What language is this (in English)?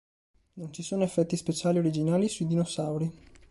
Italian